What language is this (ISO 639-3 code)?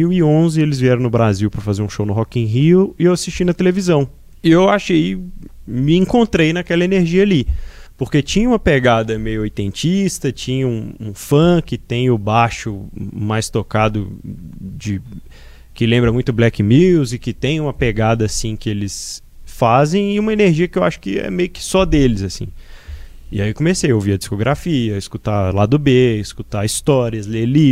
por